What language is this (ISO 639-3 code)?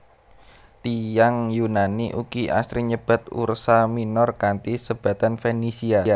jav